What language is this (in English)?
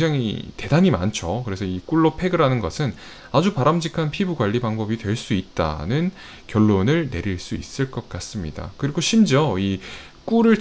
Korean